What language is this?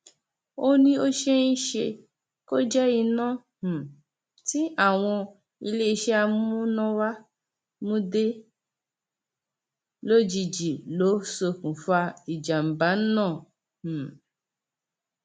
Yoruba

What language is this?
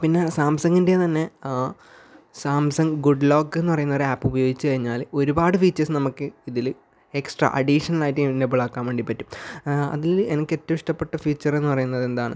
Malayalam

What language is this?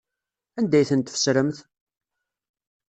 Kabyle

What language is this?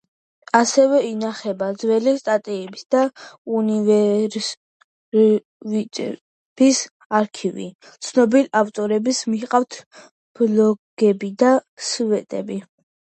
Georgian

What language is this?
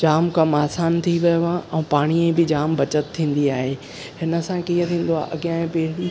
Sindhi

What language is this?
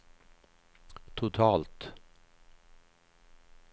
Swedish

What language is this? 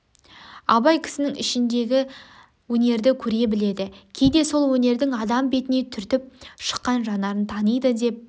Kazakh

